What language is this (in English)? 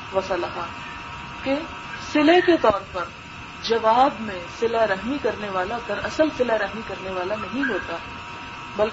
Urdu